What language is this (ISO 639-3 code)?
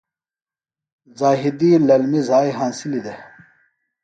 phl